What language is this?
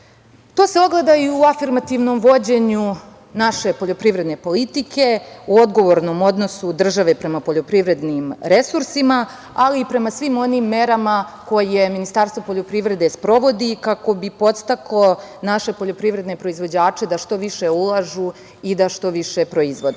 Serbian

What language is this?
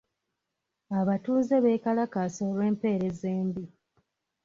Ganda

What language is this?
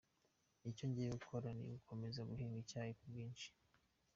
Kinyarwanda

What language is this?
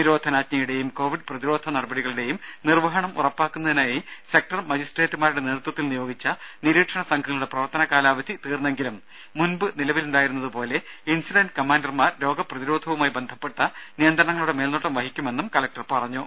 Malayalam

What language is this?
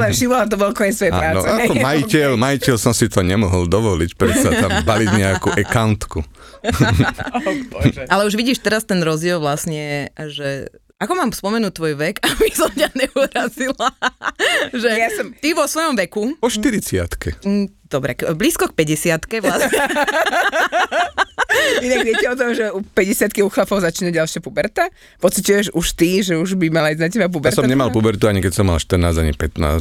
Slovak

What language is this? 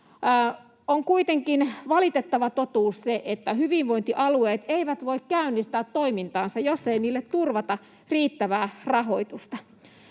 Finnish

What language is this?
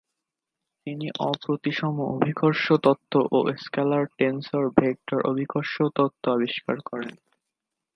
Bangla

